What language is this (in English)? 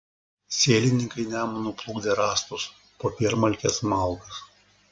Lithuanian